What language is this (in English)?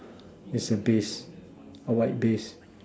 English